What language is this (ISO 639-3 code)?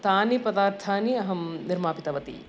san